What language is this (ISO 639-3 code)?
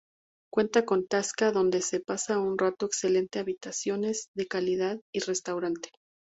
spa